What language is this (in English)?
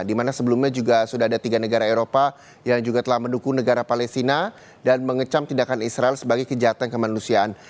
Indonesian